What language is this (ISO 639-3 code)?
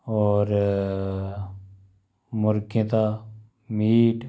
doi